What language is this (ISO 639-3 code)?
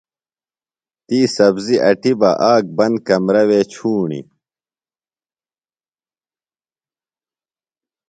phl